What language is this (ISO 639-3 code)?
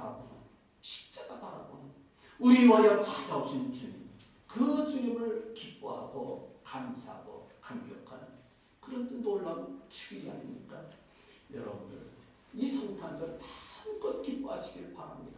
kor